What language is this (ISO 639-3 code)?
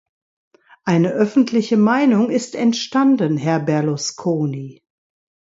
deu